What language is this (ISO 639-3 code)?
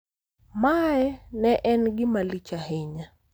luo